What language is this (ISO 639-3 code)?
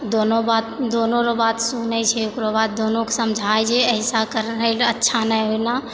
mai